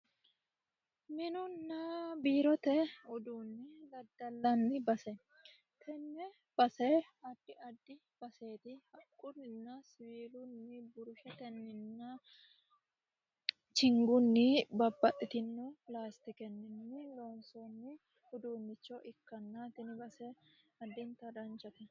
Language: Sidamo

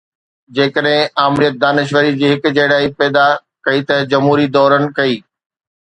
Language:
Sindhi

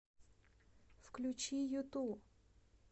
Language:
Russian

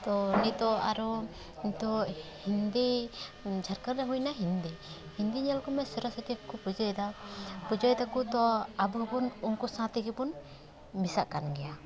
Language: Santali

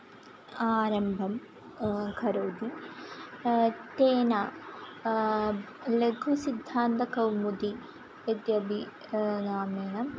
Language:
Sanskrit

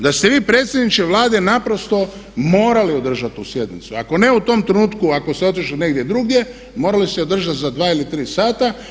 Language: Croatian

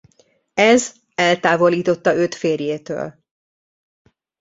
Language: Hungarian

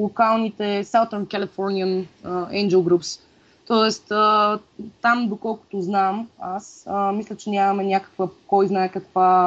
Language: Bulgarian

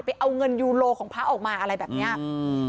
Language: Thai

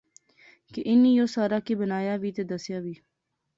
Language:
Pahari-Potwari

